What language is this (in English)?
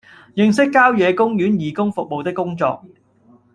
Cantonese